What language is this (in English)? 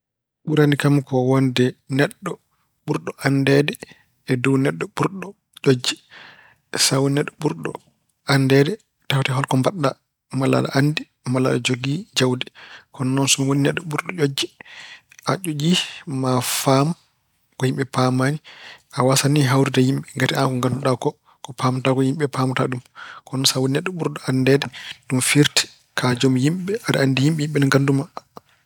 Fula